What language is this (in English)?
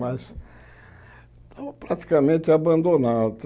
Portuguese